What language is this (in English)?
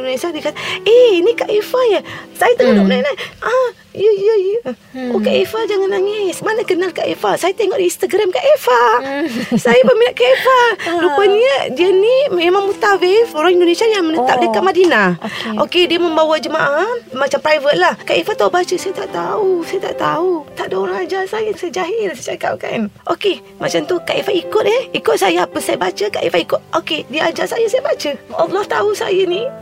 Malay